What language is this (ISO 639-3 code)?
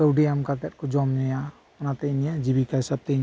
sat